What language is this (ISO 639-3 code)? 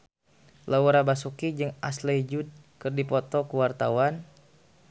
sun